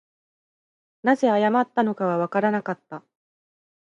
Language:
Japanese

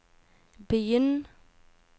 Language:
Norwegian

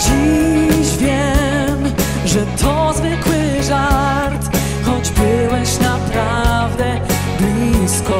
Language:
Polish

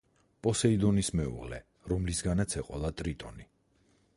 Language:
Georgian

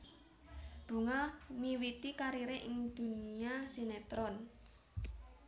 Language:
Javanese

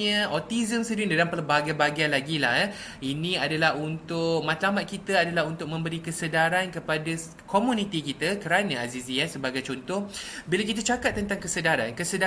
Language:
Malay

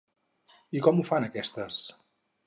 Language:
Catalan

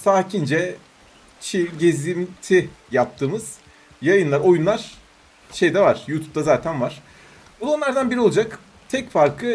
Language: Turkish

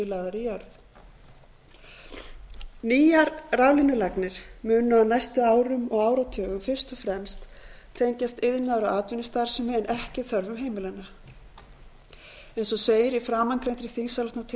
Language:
Icelandic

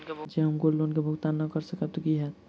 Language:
Maithili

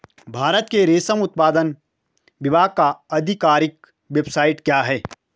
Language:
Hindi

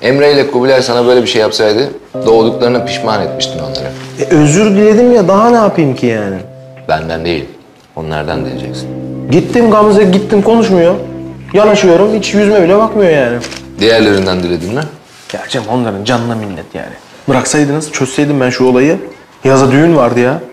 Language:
Turkish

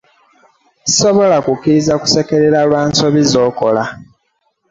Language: Ganda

